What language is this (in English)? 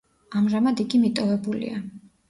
Georgian